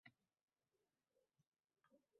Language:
Uzbek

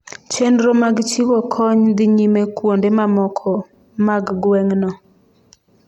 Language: Luo (Kenya and Tanzania)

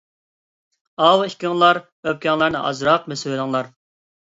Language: Uyghur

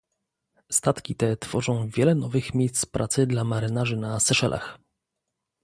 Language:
Polish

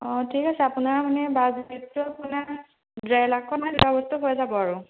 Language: Assamese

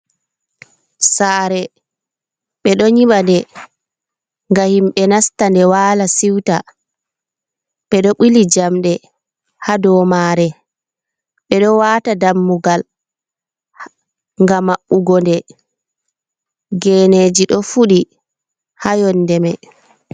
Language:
Fula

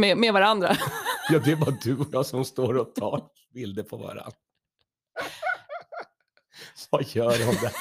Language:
Swedish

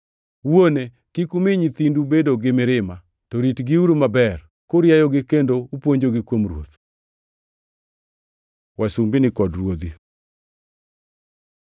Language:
Luo (Kenya and Tanzania)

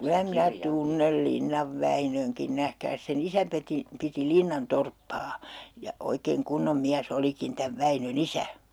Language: Finnish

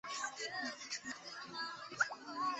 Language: Chinese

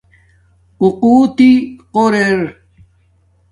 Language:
Domaaki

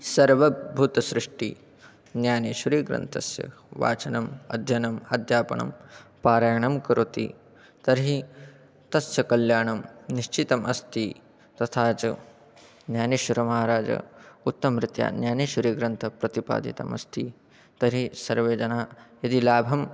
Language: Sanskrit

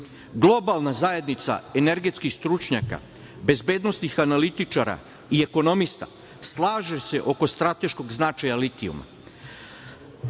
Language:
Serbian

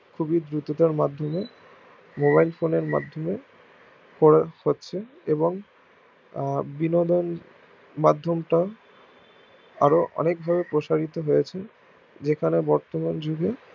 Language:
Bangla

